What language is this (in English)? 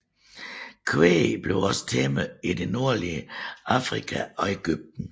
Danish